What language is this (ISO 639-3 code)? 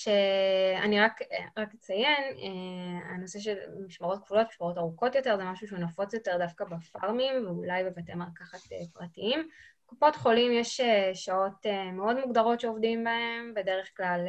heb